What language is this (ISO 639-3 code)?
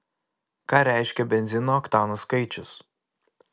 lit